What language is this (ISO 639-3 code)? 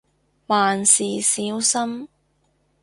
yue